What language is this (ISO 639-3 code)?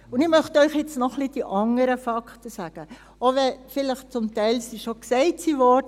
gsw